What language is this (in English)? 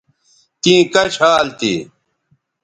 Bateri